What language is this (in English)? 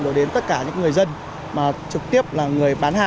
Vietnamese